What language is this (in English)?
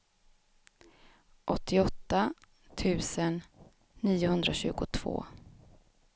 Swedish